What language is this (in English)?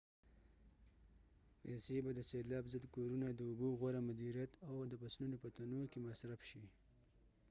Pashto